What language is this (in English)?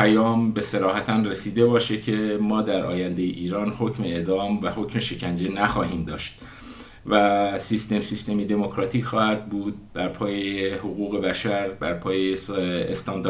Persian